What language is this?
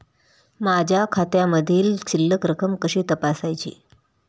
Marathi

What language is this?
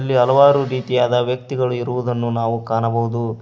Kannada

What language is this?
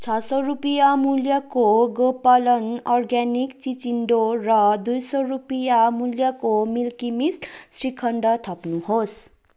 Nepali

